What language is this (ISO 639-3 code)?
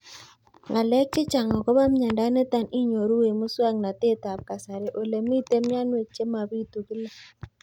kln